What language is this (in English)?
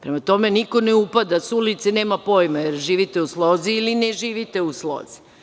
Serbian